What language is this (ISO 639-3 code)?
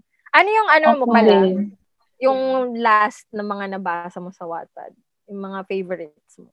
fil